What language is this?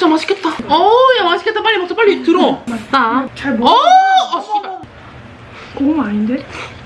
Korean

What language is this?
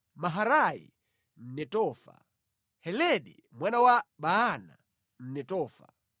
Nyanja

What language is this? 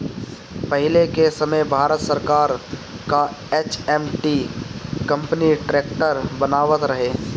Bhojpuri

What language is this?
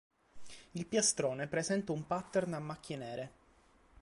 Italian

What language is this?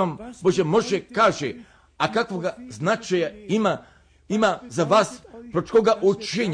Croatian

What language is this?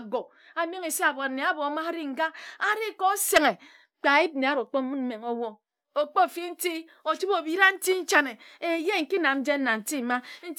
Ejagham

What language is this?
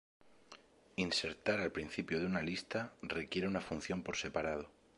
Spanish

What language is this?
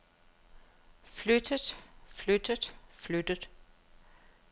Danish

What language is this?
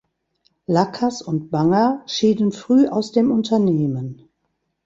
German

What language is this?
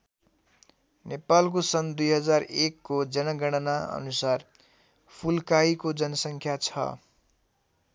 Nepali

